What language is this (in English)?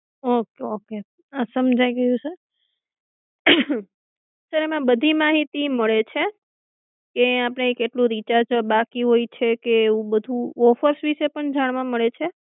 Gujarati